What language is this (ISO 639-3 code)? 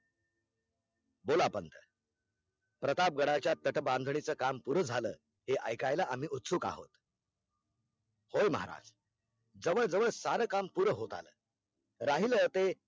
mar